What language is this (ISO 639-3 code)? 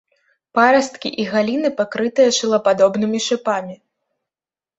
bel